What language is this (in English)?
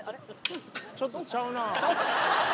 Japanese